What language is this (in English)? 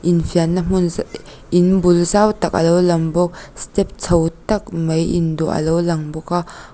Mizo